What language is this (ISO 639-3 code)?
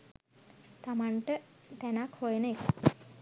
sin